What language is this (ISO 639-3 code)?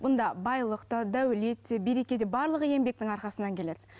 kaz